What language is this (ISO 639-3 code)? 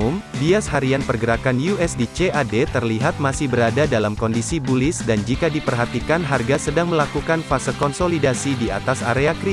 ind